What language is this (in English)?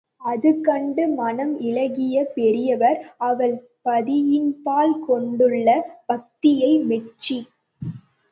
Tamil